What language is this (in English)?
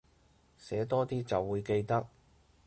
Cantonese